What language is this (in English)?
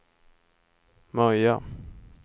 Swedish